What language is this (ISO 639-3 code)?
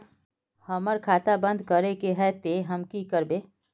mag